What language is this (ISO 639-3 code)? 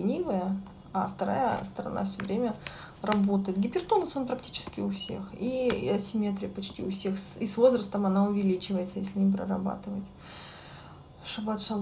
rus